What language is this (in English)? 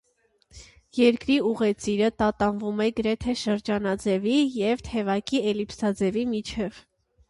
Armenian